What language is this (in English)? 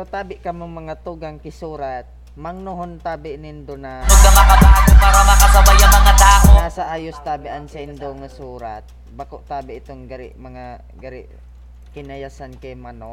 Filipino